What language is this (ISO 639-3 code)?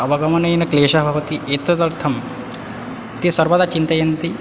san